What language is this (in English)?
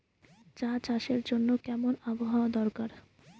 Bangla